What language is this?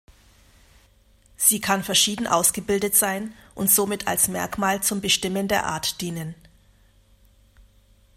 German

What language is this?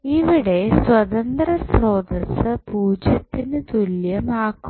Malayalam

